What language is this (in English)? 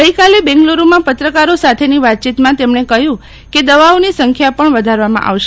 Gujarati